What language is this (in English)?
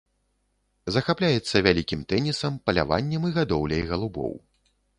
Belarusian